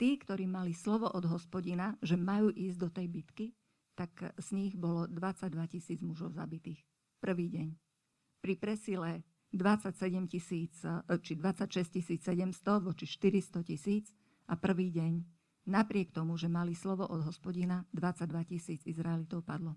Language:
Slovak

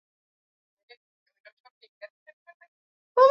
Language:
Swahili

